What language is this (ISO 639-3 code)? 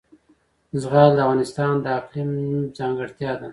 pus